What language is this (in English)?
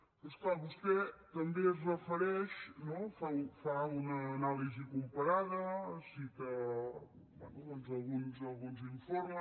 Catalan